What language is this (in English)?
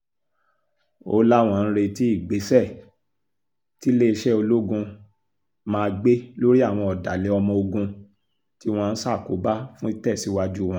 Yoruba